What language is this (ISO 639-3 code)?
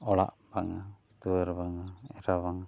sat